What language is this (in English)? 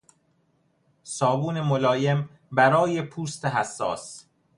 Persian